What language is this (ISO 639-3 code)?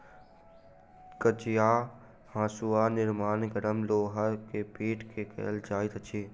mai